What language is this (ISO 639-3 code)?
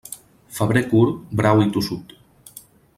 cat